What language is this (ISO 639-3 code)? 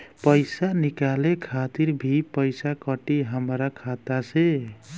bho